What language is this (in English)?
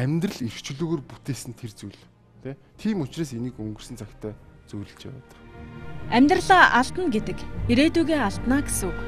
Turkish